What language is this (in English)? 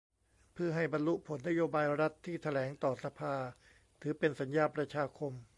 Thai